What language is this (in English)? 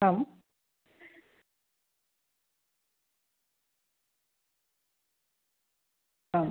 Sanskrit